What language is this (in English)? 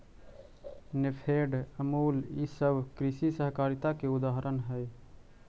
Magahi